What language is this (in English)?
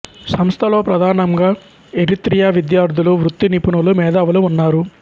Telugu